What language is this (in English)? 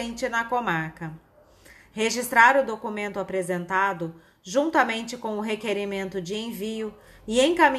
Portuguese